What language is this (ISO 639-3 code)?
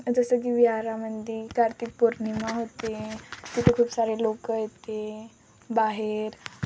mar